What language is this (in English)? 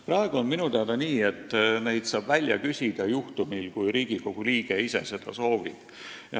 Estonian